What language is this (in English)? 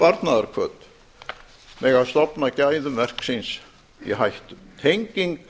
Icelandic